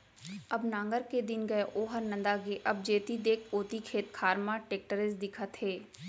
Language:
Chhattisgarhi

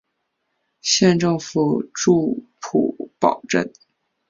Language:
Chinese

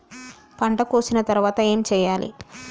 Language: Telugu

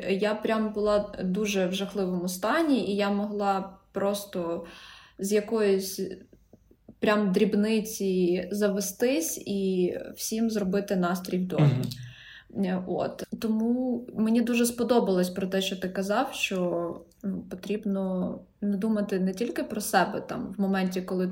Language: Ukrainian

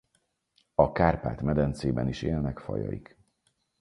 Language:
Hungarian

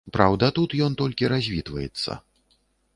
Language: Belarusian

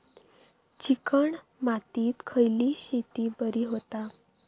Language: Marathi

